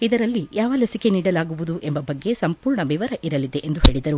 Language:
Kannada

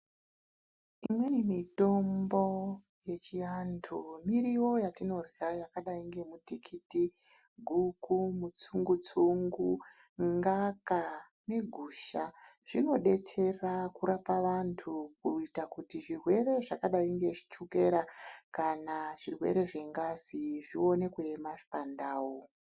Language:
Ndau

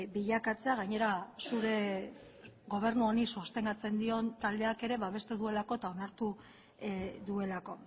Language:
Basque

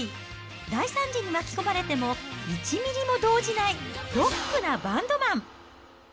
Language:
Japanese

